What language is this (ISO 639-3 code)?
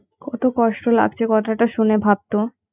ben